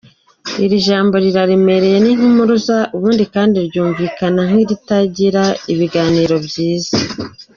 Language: Kinyarwanda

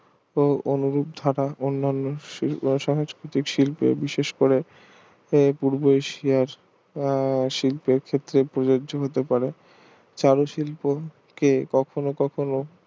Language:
Bangla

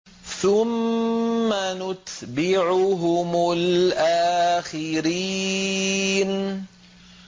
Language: Arabic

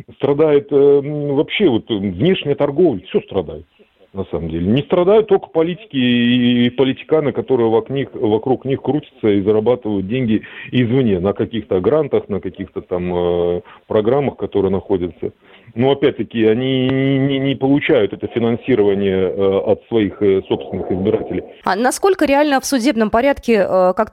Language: Russian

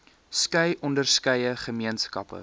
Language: Afrikaans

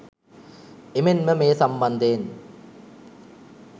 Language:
Sinhala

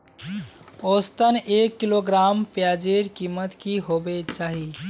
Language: Magahi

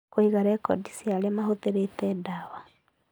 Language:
Kikuyu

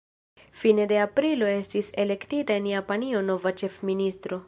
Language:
Esperanto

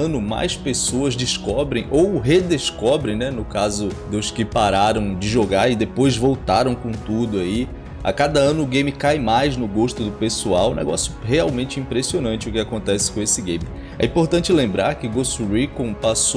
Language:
Portuguese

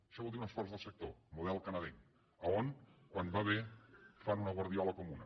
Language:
Catalan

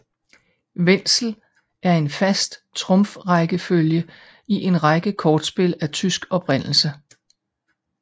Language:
Danish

